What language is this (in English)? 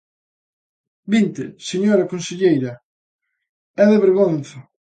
Galician